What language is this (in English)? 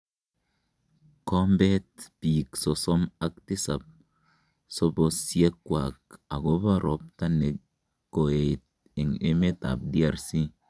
Kalenjin